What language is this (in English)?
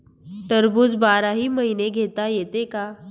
Marathi